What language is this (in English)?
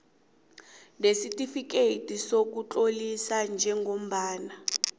South Ndebele